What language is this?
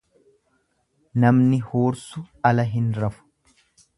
Oromo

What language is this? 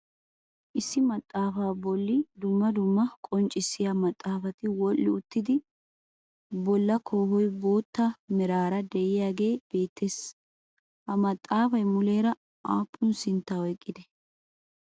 Wolaytta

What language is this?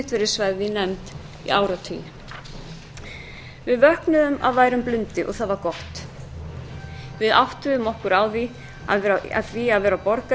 Icelandic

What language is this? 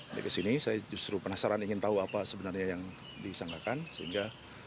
Indonesian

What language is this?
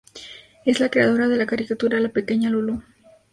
Spanish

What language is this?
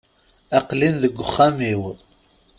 Kabyle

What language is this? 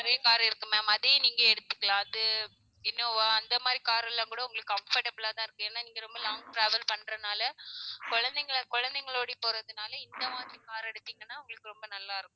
Tamil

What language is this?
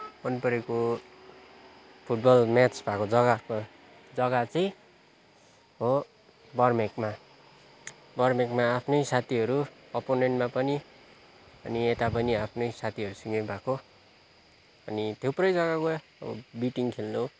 Nepali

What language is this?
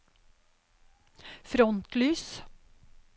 Norwegian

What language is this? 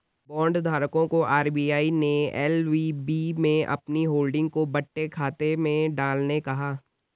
Hindi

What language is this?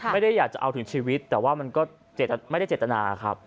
Thai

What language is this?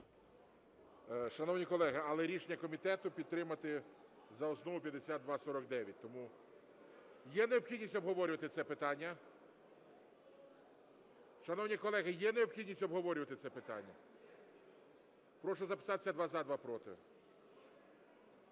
Ukrainian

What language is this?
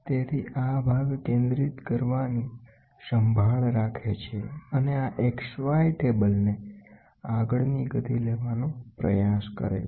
Gujarati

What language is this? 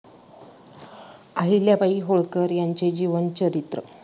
Marathi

